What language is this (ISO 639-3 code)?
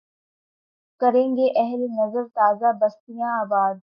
urd